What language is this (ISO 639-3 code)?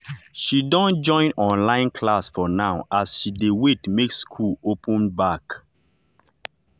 pcm